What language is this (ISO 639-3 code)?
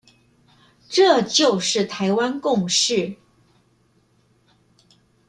zho